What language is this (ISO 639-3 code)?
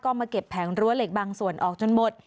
tha